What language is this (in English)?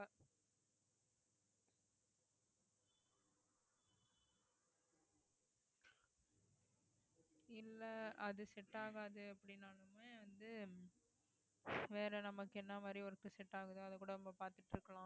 Tamil